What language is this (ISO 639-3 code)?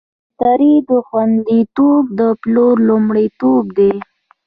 pus